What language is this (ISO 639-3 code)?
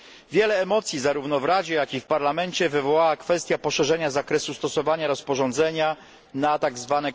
pol